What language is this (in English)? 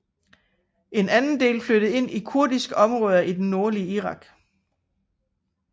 Danish